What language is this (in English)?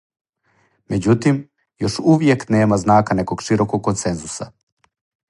Serbian